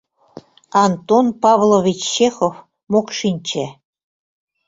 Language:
Mari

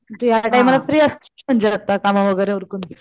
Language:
Marathi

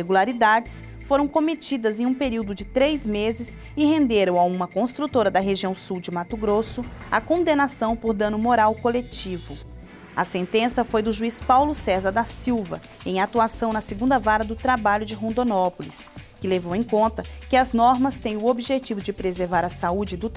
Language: Portuguese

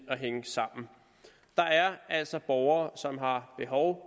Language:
Danish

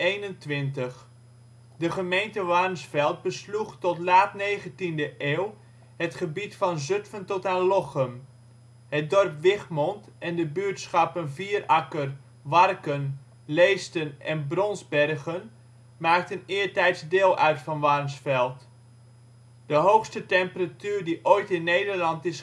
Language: Dutch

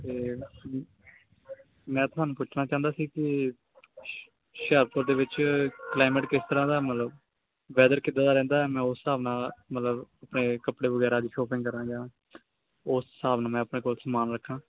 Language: Punjabi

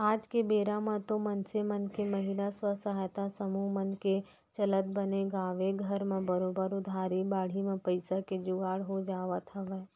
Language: Chhattisgarhi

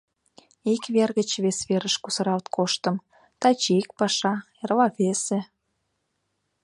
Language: Mari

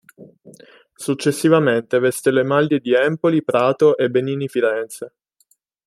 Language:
Italian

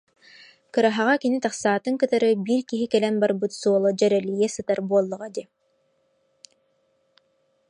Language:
Yakut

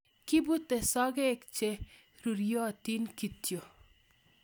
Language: Kalenjin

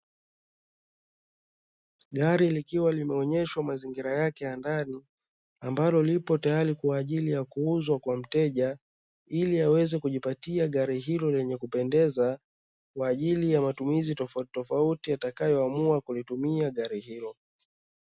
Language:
Swahili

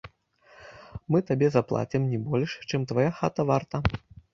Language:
Belarusian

